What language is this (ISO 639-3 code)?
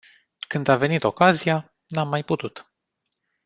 ron